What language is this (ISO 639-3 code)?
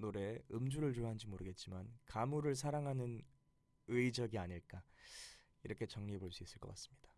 kor